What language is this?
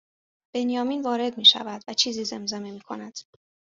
Persian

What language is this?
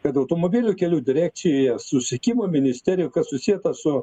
Lithuanian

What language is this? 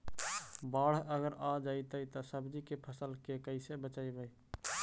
Magahi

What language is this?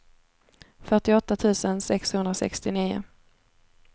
Swedish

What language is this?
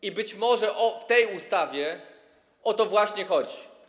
Polish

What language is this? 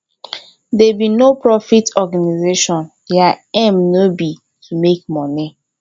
Nigerian Pidgin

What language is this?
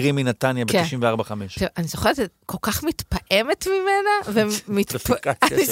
Hebrew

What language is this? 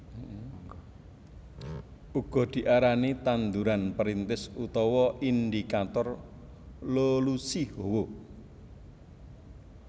Javanese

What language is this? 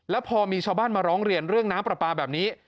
Thai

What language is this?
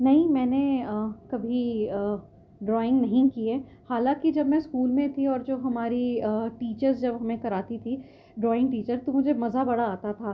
Urdu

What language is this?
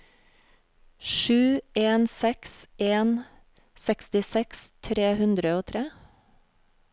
Norwegian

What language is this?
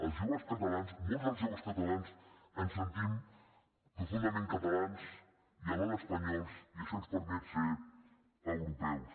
Catalan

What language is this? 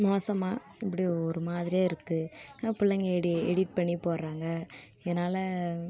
Tamil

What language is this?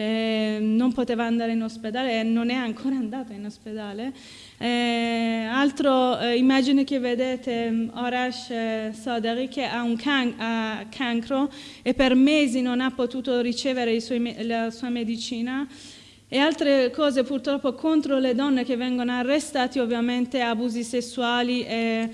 Italian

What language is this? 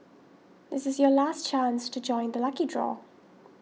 English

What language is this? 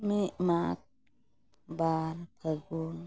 Santali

